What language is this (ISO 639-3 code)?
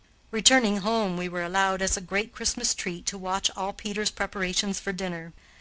eng